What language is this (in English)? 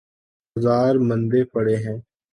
Urdu